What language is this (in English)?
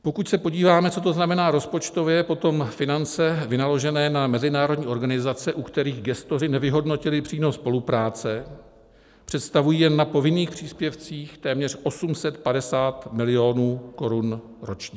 Czech